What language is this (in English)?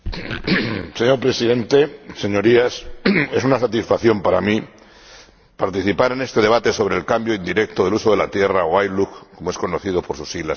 Spanish